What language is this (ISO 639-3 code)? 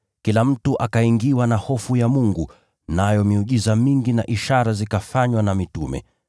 swa